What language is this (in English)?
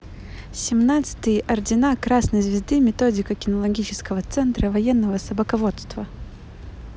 Russian